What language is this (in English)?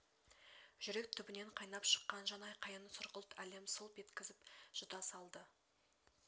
Kazakh